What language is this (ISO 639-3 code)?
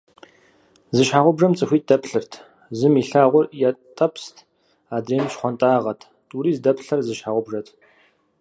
kbd